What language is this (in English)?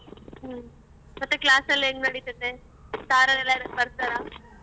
Kannada